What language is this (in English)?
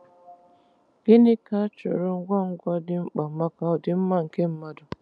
Igbo